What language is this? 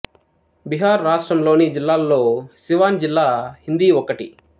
Telugu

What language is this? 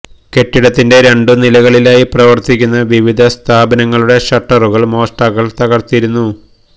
Malayalam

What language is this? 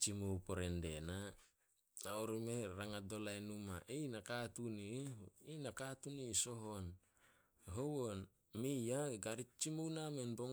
Solos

